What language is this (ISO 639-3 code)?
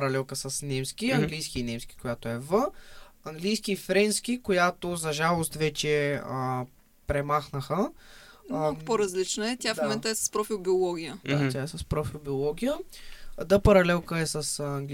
bul